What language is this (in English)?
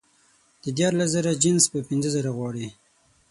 Pashto